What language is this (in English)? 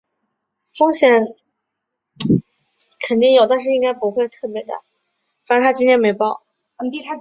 Chinese